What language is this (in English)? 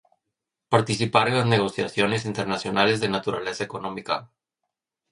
Spanish